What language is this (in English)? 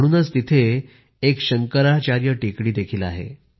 Marathi